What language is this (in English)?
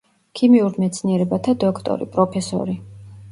Georgian